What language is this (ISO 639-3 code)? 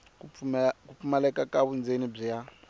tso